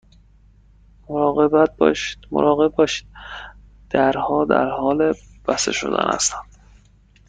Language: Persian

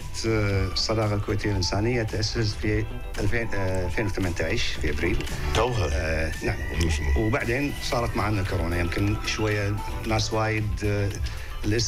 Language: Arabic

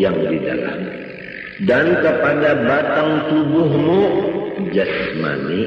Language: Indonesian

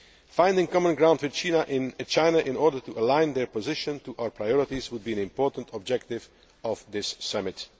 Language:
English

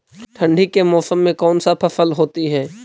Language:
Magahi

